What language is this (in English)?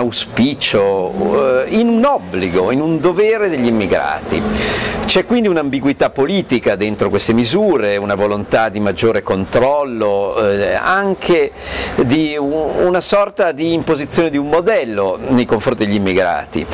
Italian